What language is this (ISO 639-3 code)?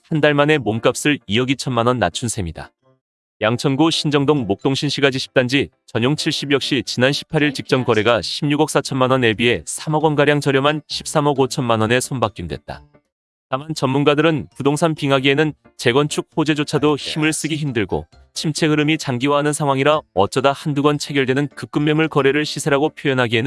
kor